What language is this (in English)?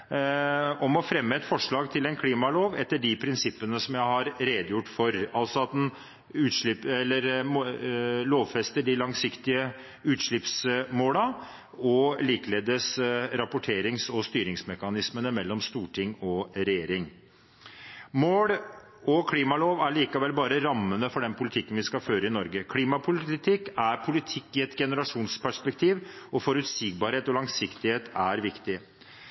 Norwegian Bokmål